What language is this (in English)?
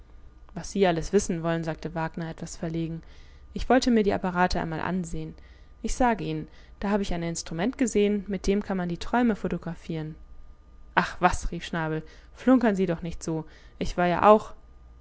German